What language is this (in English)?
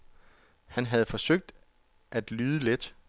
Danish